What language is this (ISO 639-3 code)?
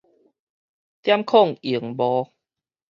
nan